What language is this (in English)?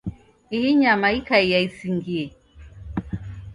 Taita